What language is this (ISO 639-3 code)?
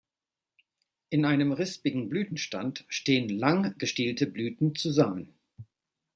deu